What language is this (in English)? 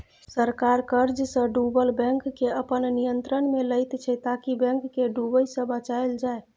Maithili